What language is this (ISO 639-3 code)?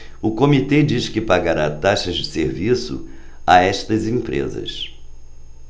por